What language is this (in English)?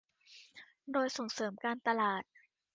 Thai